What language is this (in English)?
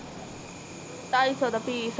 Punjabi